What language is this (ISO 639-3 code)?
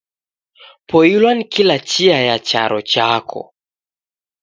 dav